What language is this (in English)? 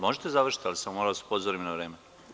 Serbian